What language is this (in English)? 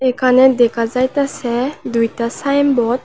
Bangla